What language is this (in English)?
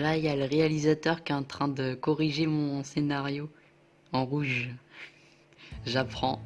French